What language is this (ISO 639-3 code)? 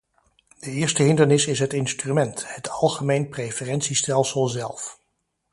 nld